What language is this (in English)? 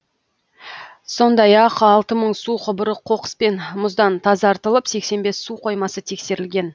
Kazakh